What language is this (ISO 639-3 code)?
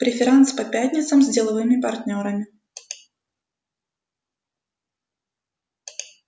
rus